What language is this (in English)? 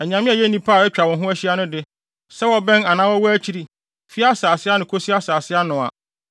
Akan